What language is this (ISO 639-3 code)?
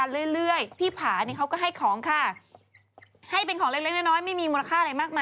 tha